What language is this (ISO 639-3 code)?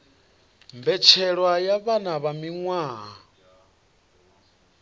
ven